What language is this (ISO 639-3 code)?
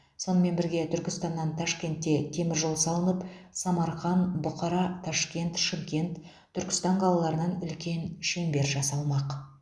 kaz